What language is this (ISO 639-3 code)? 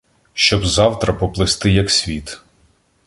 ukr